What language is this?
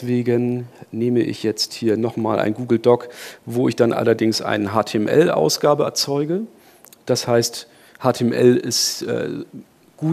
German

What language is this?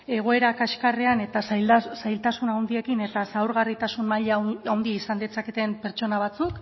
Basque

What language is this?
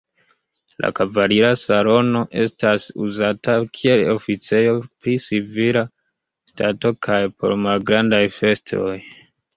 Esperanto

